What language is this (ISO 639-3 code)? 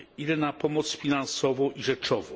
pol